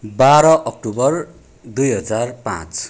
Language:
Nepali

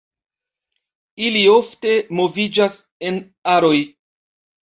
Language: Esperanto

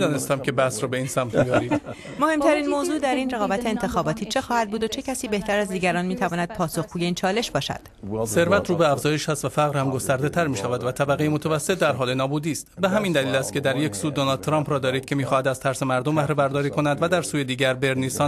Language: Persian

